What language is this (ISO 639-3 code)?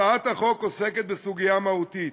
heb